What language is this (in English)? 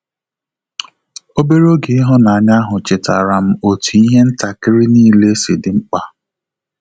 Igbo